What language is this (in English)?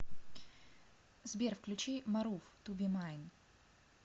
Russian